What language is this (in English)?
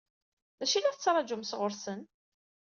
Kabyle